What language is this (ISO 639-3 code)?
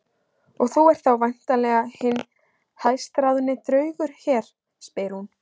isl